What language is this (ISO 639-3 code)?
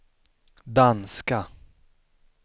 swe